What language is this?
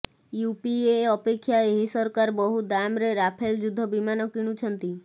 Odia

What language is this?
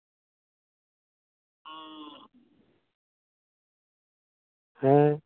Santali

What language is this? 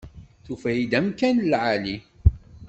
Kabyle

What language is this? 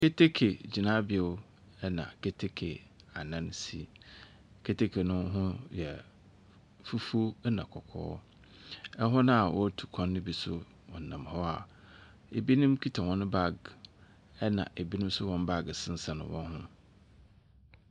Akan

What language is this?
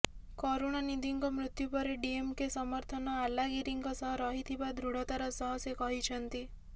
Odia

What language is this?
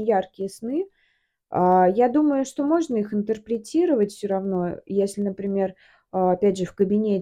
Russian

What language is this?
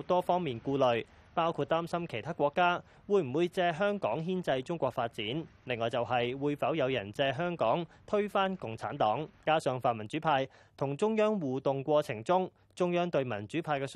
Chinese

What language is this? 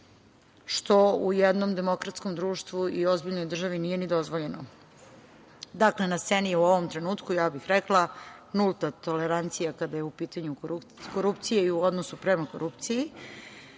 Serbian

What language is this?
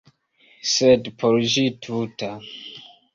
Esperanto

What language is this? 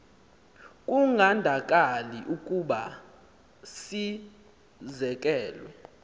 Xhosa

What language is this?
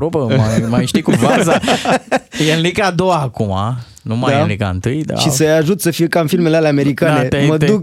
Romanian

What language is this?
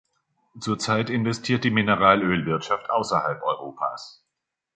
German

